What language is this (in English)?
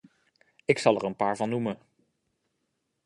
Dutch